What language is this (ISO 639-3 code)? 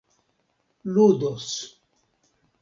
epo